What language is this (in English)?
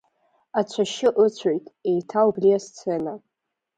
Abkhazian